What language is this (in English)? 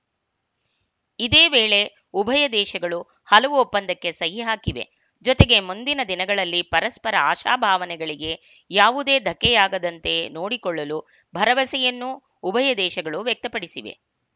Kannada